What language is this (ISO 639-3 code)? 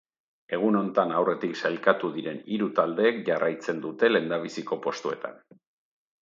eus